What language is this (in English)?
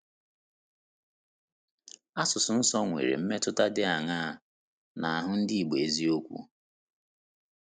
Igbo